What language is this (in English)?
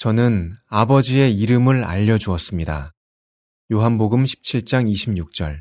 Korean